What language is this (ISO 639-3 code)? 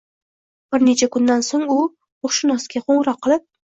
uzb